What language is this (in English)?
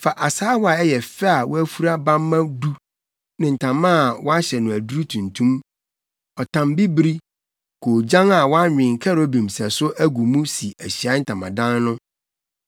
Akan